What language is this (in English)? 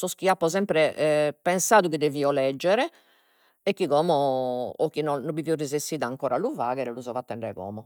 Sardinian